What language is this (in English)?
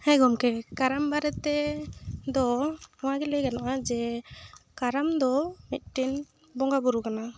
Santali